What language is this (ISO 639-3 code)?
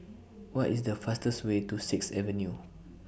eng